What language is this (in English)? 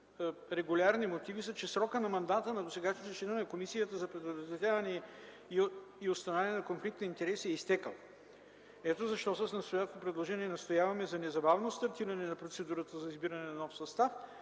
Bulgarian